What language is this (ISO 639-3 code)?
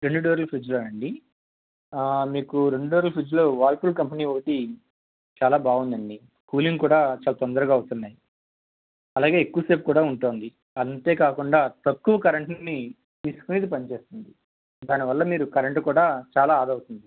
tel